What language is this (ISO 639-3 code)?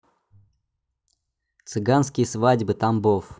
rus